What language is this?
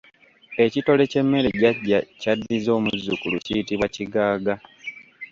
Ganda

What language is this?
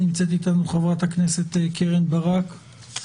Hebrew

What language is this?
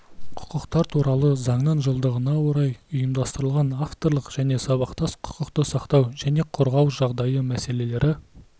Kazakh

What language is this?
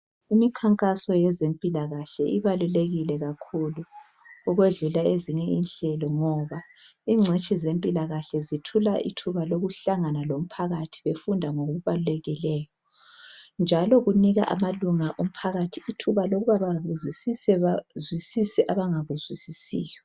North Ndebele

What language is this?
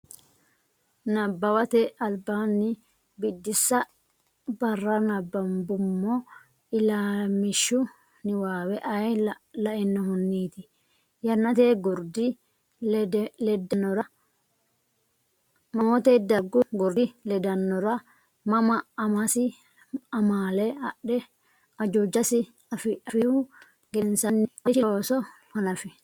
Sidamo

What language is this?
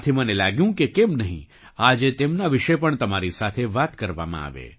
Gujarati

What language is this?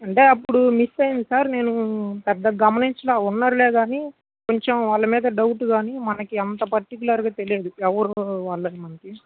Telugu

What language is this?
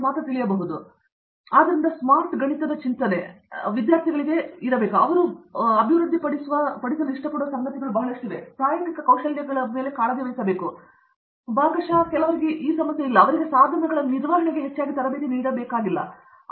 Kannada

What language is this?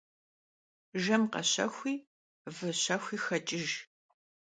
Kabardian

